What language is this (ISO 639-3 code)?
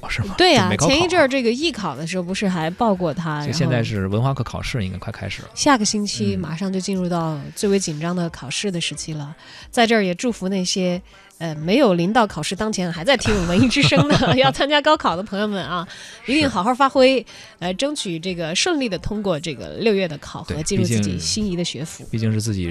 zho